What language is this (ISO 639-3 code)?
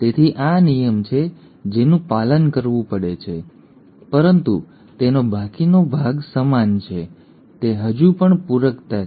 guj